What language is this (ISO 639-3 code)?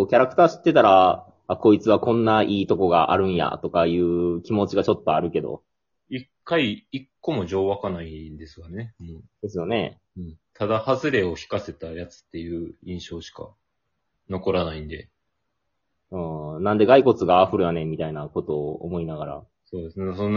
jpn